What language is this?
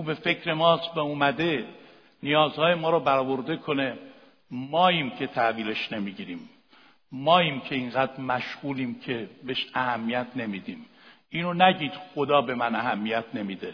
Persian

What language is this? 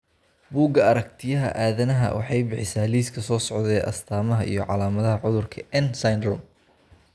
Somali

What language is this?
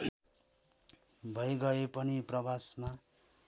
Nepali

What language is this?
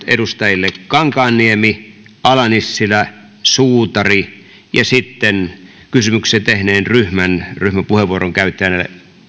Finnish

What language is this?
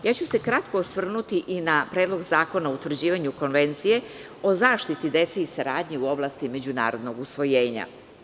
Serbian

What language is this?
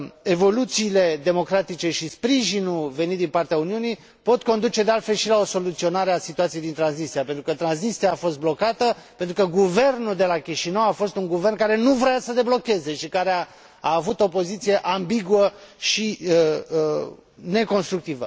Romanian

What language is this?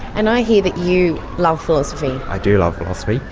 English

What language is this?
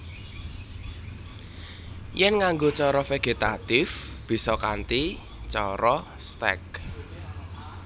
Javanese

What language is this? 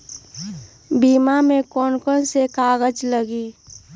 Magahi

